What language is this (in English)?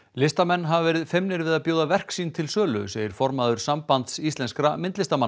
Icelandic